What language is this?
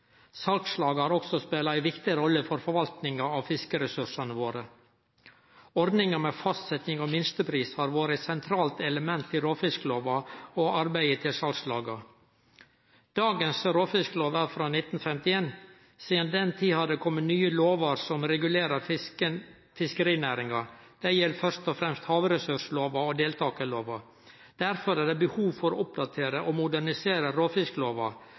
Norwegian Nynorsk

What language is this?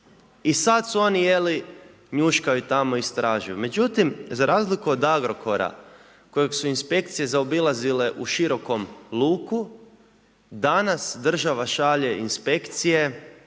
Croatian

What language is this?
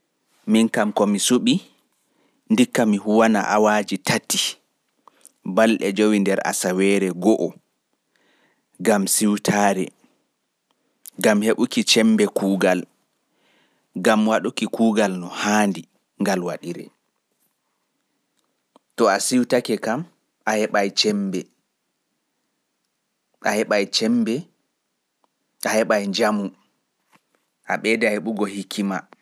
Fula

